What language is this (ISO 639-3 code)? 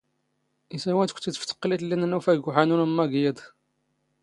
zgh